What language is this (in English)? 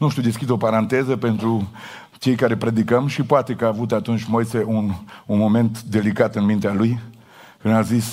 Romanian